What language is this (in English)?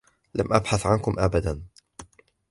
Arabic